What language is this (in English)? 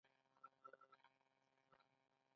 Pashto